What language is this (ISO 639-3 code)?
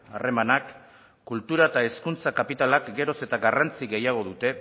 eus